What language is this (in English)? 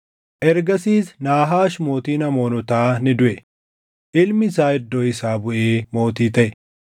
Oromo